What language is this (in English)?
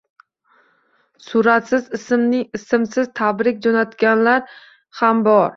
Uzbek